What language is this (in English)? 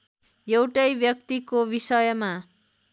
Nepali